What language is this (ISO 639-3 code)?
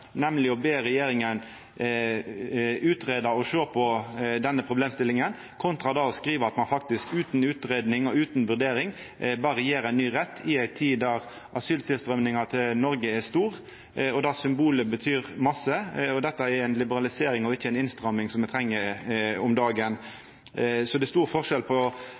nno